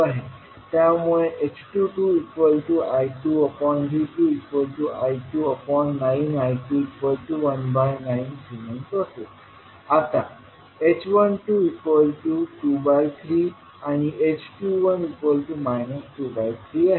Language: Marathi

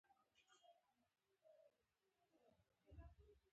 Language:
Pashto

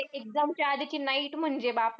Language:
Marathi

